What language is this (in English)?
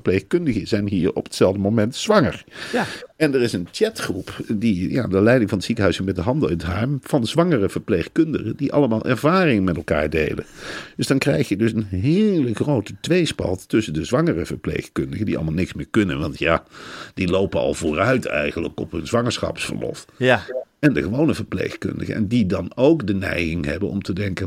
Dutch